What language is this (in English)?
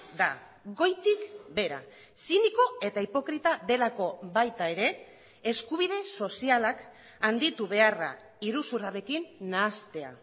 Basque